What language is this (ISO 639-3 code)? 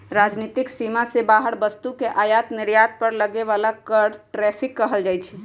mag